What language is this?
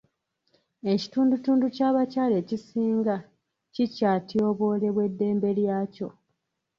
Ganda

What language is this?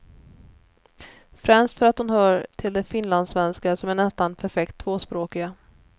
Swedish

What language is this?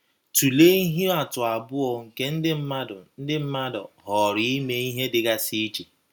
Igbo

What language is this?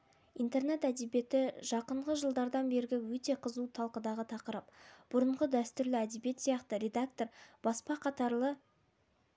Kazakh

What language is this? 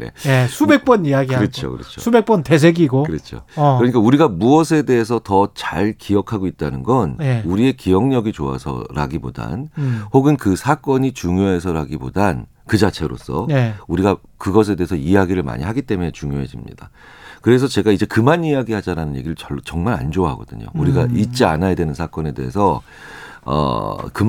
Korean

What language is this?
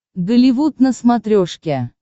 Russian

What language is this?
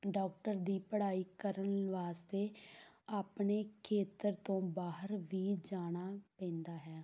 Punjabi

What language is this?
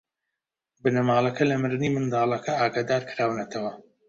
Central Kurdish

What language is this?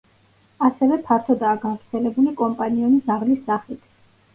Georgian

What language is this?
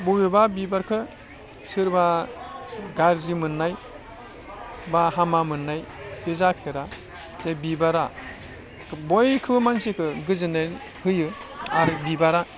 Bodo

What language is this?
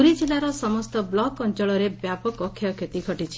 Odia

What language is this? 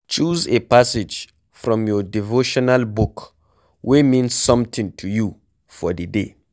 Nigerian Pidgin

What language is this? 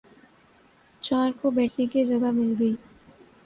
Urdu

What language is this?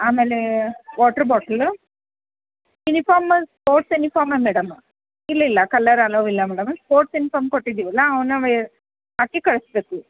Kannada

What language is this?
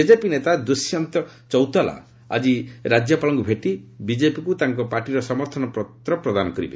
Odia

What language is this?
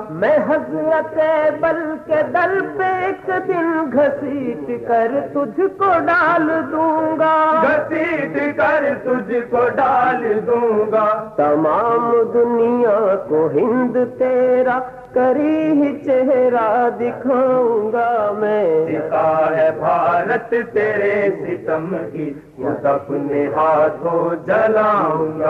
Urdu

